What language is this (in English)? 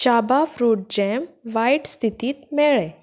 Konkani